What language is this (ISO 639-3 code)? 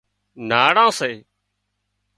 kxp